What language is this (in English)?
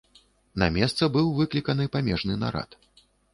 Belarusian